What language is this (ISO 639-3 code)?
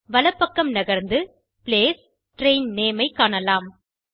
tam